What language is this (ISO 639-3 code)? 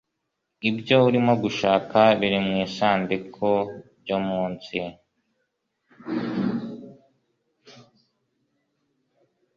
kin